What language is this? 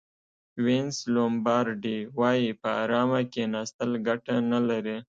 Pashto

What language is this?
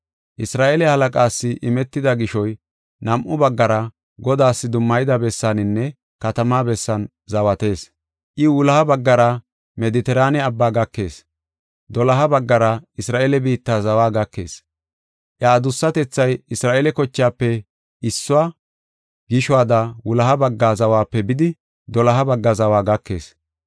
Gofa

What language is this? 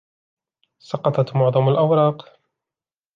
Arabic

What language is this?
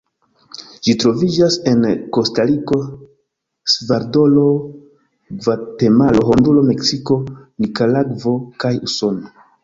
Esperanto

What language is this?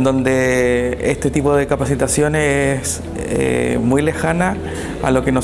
Spanish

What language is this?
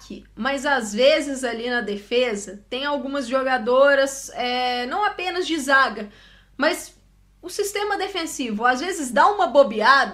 Portuguese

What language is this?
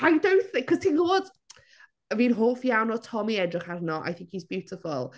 Welsh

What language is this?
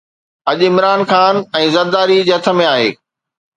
Sindhi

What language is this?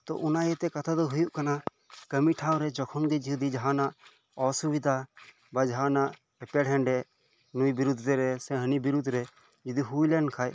Santali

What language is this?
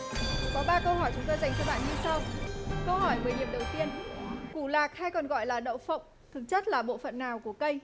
Vietnamese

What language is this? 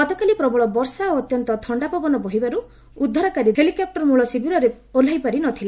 Odia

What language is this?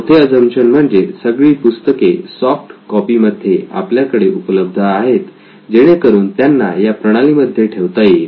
Marathi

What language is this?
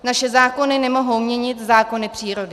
Czech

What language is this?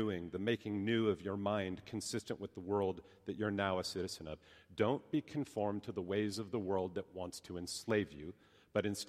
English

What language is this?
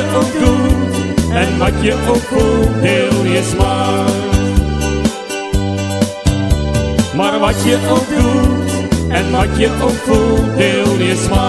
Dutch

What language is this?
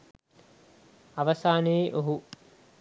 Sinhala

